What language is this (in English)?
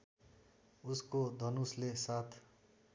Nepali